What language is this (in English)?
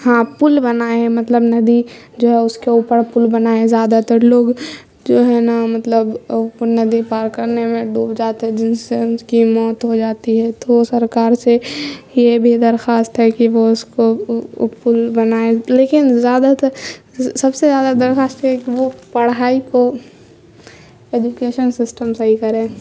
Urdu